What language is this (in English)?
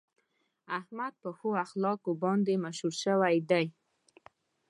Pashto